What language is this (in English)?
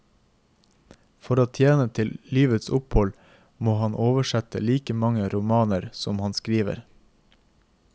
Norwegian